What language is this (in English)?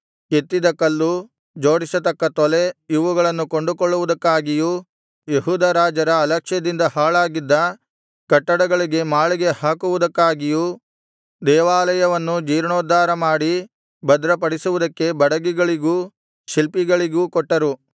Kannada